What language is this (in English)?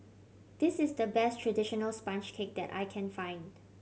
English